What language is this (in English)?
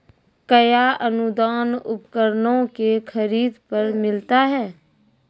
Maithili